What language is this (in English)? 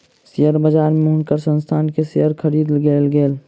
Maithili